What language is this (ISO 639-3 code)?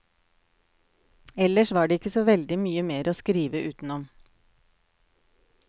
nor